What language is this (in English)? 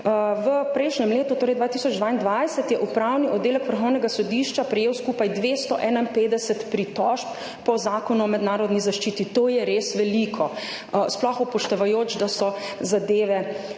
Slovenian